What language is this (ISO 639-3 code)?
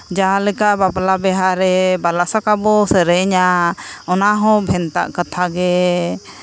sat